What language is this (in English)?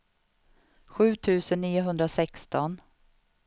Swedish